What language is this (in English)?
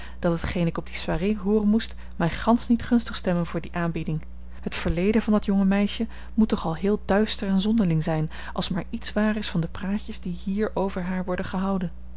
Dutch